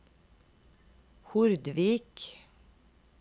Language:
Norwegian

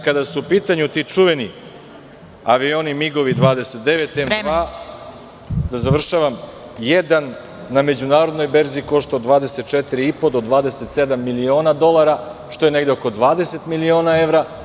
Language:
Serbian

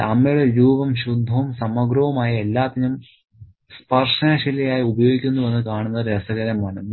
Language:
Malayalam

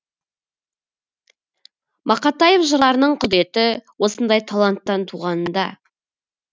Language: Kazakh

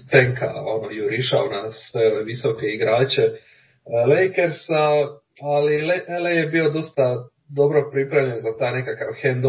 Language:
Croatian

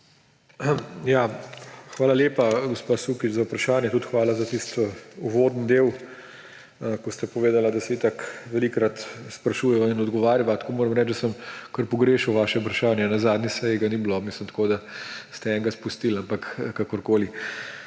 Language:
Slovenian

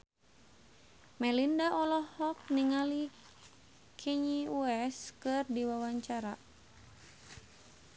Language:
Sundanese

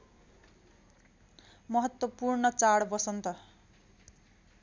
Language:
Nepali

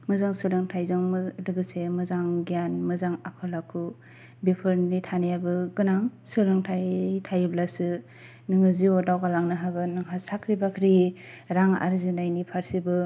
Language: Bodo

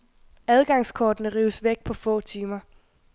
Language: Danish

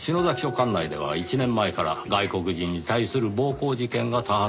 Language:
Japanese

